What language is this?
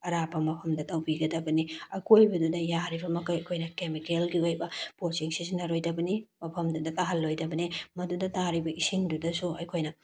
Manipuri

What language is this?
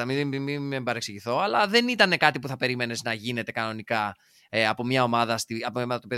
Greek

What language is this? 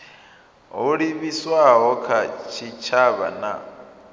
Venda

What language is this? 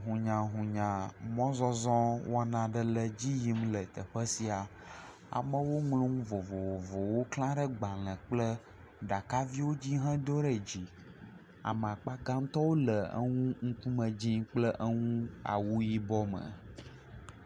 Ewe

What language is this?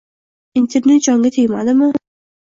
Uzbek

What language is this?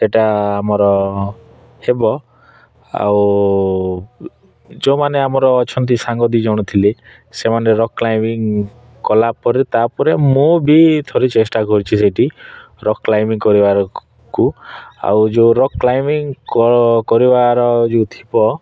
Odia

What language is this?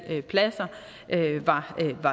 Danish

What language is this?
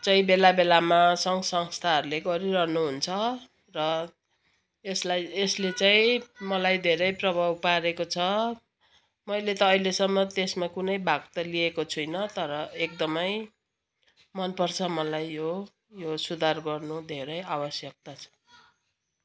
Nepali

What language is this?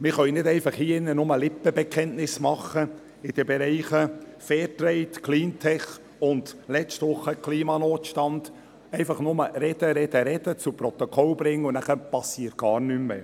Swiss German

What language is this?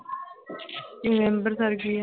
Punjabi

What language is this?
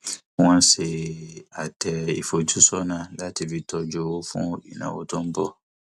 Yoruba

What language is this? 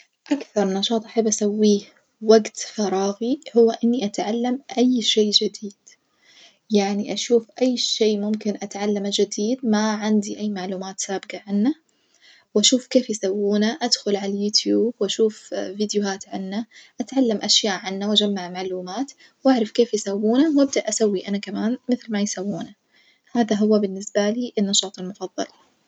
Najdi Arabic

